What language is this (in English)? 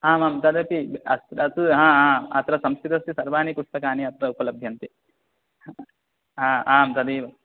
Sanskrit